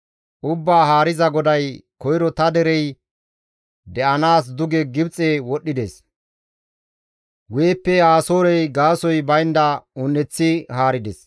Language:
Gamo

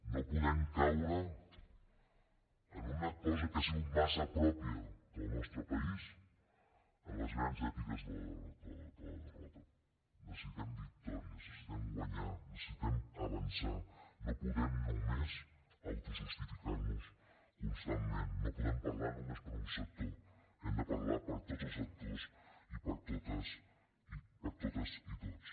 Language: Catalan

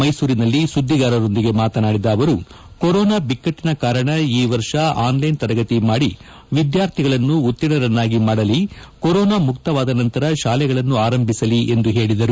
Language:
Kannada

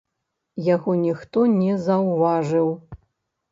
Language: Belarusian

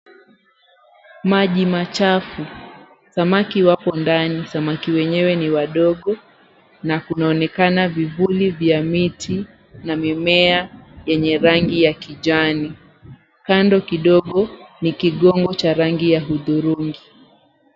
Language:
Swahili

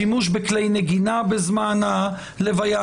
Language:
Hebrew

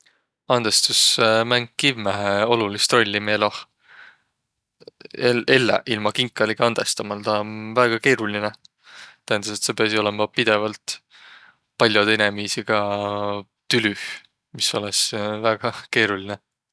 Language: Võro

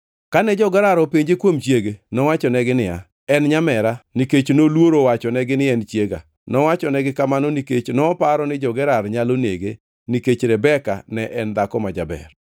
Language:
Luo (Kenya and Tanzania)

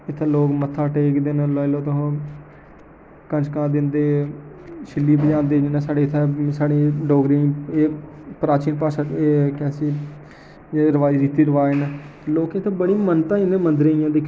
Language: Dogri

